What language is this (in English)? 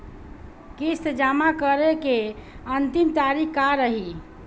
Bhojpuri